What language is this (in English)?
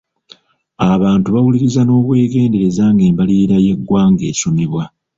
Ganda